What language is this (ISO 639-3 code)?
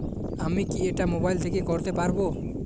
ben